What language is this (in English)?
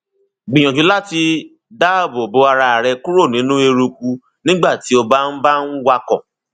Yoruba